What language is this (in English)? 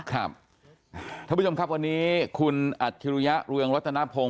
Thai